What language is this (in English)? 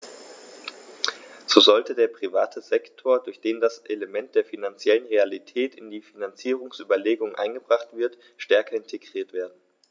German